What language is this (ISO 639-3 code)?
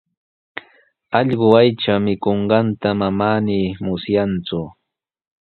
qws